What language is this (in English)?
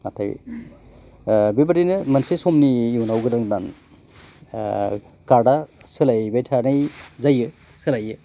Bodo